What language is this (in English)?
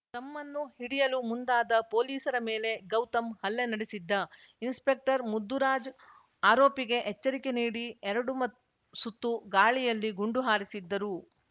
Kannada